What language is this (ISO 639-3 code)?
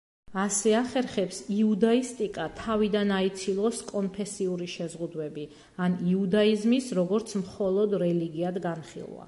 kat